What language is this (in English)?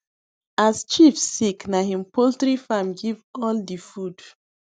Nigerian Pidgin